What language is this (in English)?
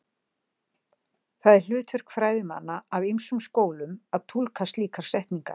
Icelandic